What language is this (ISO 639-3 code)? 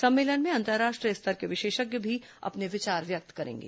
hin